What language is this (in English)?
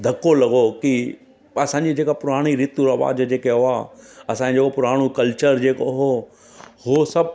Sindhi